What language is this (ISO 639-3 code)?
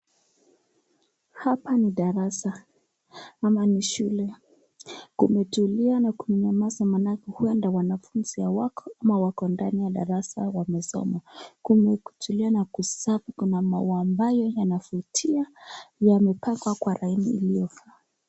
swa